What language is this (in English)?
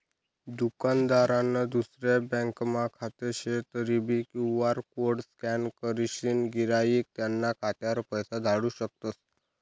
Marathi